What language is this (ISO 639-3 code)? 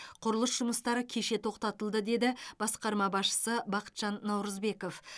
kaz